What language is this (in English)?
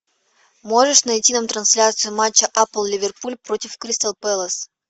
Russian